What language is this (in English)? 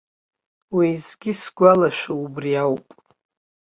Abkhazian